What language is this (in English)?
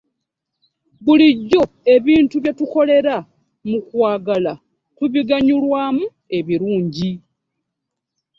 Ganda